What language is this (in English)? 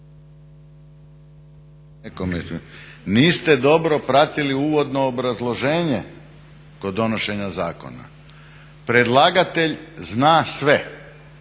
Croatian